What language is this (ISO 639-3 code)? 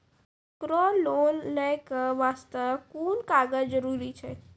mai